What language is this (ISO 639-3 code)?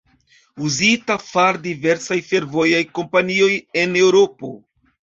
epo